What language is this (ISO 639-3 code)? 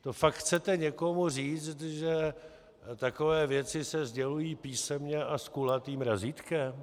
ces